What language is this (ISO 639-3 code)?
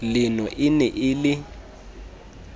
sot